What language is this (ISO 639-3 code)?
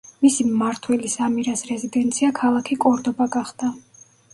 kat